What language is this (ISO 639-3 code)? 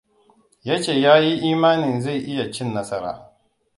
hau